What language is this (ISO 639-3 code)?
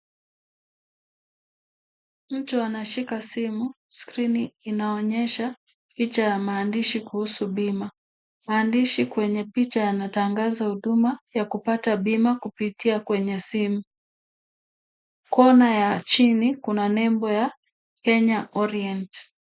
swa